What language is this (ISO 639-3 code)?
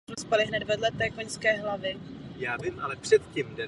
ces